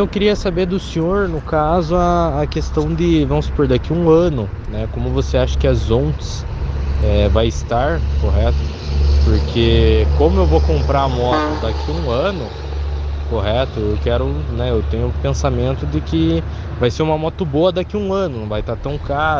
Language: Portuguese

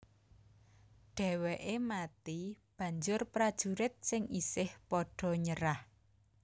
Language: Javanese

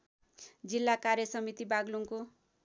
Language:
Nepali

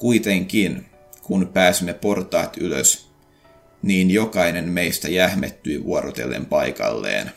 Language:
Finnish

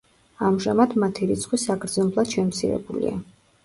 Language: Georgian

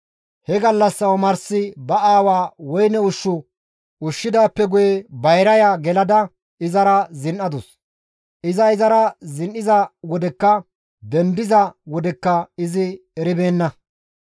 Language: Gamo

